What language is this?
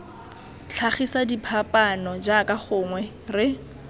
Tswana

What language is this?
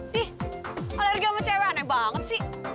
Indonesian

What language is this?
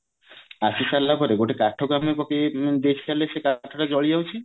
Odia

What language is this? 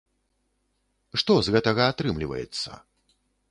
Belarusian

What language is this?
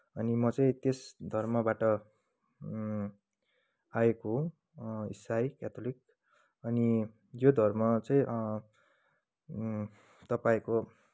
Nepali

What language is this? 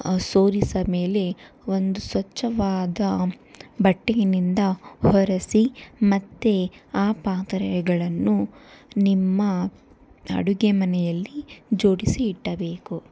Kannada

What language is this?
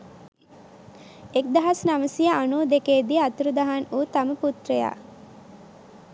Sinhala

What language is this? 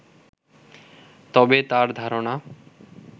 Bangla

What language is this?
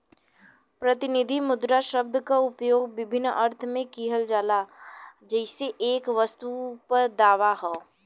Bhojpuri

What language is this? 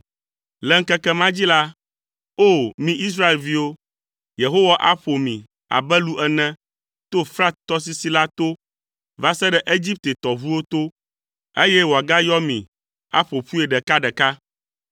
Ewe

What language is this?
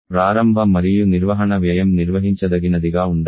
Telugu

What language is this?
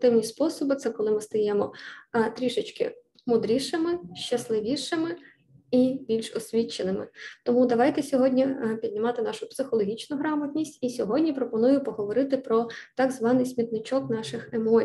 Ukrainian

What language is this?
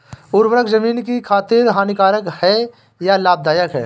Hindi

